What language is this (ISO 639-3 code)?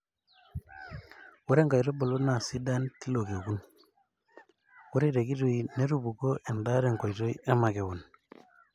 mas